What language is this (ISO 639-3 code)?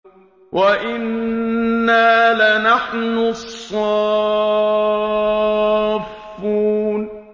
ara